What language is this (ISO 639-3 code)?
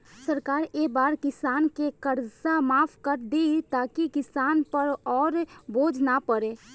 bho